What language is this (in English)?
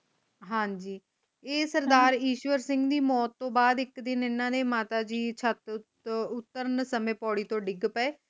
Punjabi